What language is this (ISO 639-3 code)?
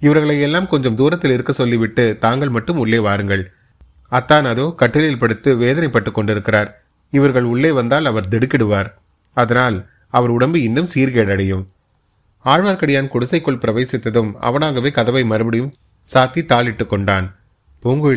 tam